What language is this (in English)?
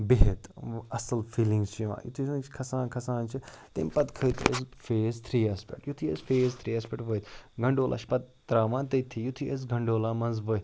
Kashmiri